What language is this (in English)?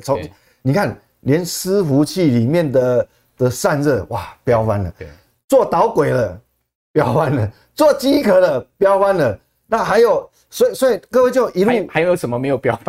Chinese